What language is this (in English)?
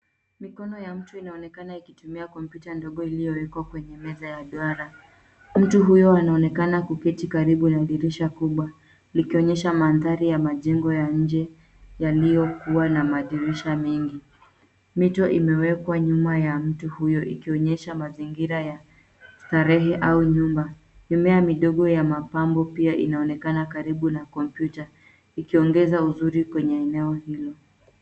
Swahili